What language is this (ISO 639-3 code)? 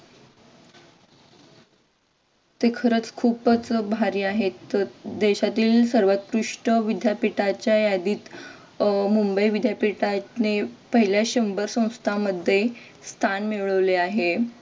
mar